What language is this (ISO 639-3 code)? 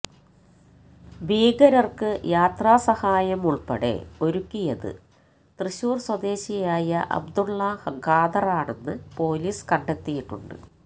mal